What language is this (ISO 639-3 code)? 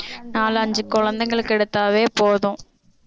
tam